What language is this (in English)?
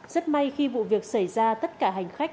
Vietnamese